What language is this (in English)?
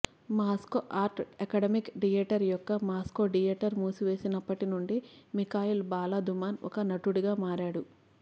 Telugu